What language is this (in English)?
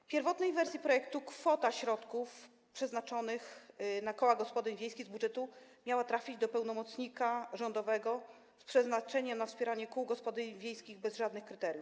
Polish